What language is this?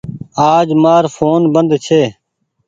Goaria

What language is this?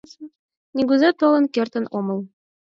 Mari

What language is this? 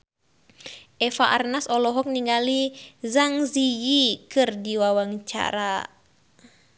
Sundanese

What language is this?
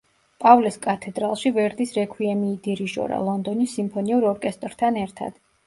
Georgian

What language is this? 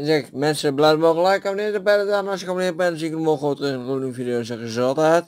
Dutch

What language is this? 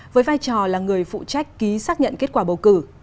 Vietnamese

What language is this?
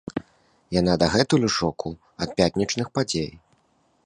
Belarusian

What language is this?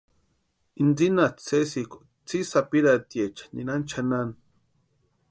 Western Highland Purepecha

